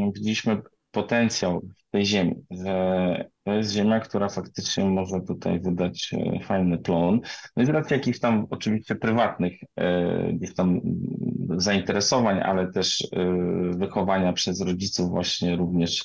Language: Polish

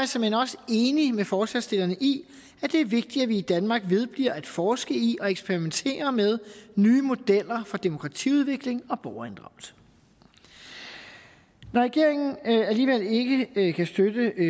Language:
Danish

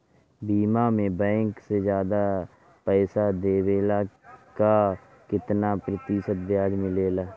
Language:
Bhojpuri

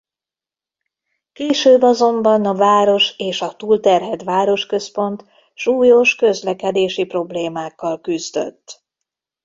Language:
Hungarian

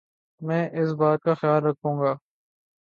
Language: Urdu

